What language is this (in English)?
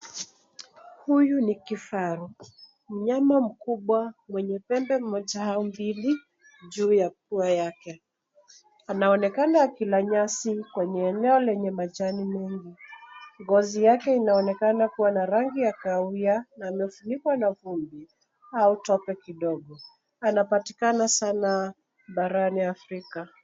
Swahili